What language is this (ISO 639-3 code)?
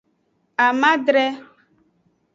ajg